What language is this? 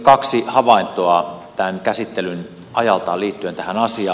Finnish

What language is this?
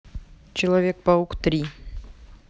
Russian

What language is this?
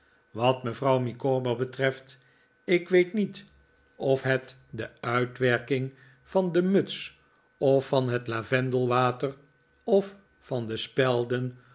Dutch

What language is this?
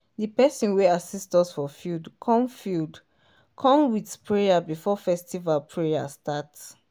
Nigerian Pidgin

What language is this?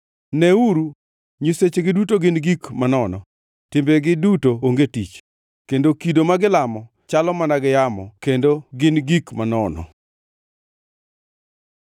Luo (Kenya and Tanzania)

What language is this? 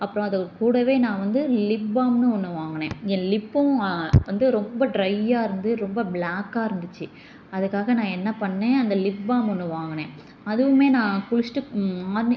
Tamil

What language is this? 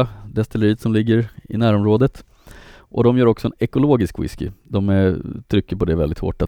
Swedish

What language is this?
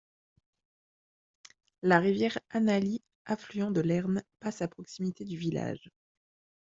French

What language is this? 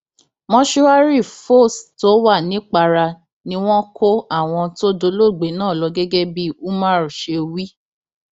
Yoruba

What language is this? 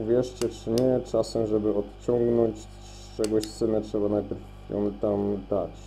Polish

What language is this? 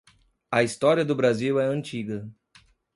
Portuguese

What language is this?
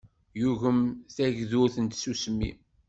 Kabyle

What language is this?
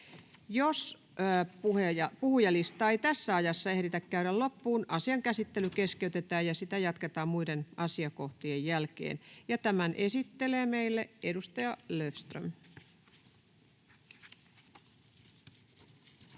Finnish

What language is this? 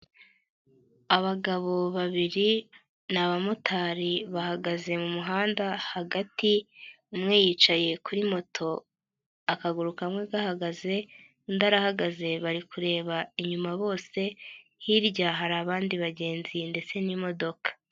Kinyarwanda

